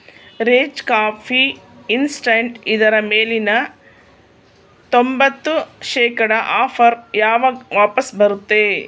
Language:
Kannada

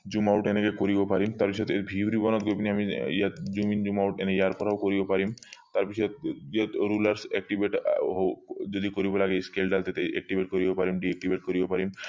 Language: Assamese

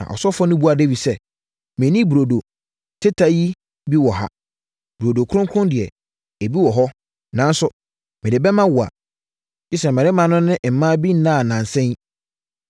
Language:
Akan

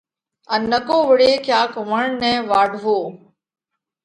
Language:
Parkari Koli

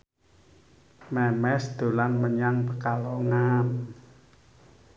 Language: Javanese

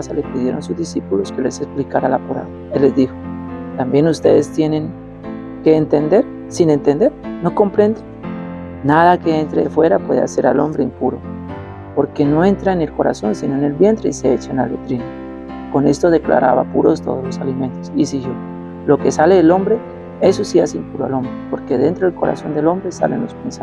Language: Spanish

